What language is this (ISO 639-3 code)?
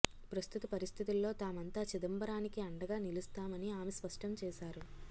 tel